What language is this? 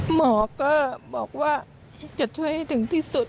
Thai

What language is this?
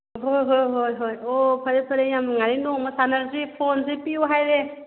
Manipuri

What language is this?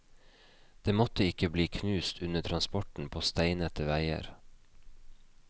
Norwegian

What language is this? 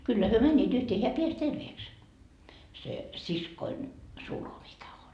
Finnish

